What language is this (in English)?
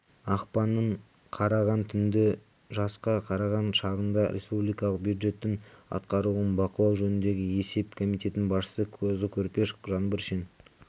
Kazakh